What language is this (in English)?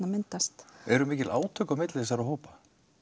Icelandic